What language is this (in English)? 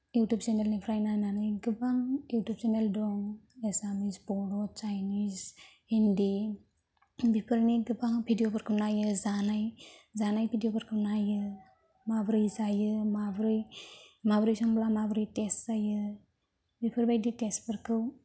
Bodo